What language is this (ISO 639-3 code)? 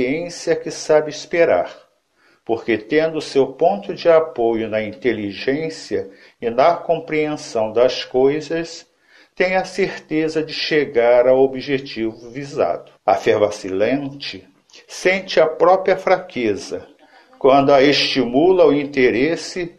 por